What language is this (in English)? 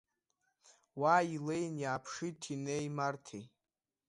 Abkhazian